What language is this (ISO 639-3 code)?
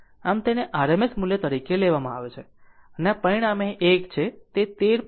guj